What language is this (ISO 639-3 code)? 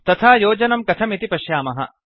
san